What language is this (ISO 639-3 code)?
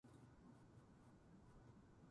jpn